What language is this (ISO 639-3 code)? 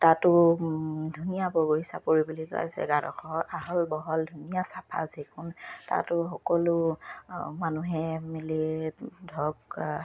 asm